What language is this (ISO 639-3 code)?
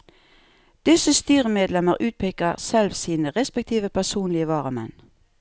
nor